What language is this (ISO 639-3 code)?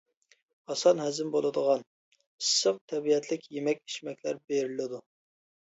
uig